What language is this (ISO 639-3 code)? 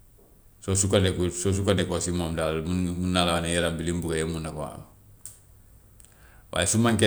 wof